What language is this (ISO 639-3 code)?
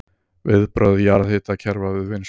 isl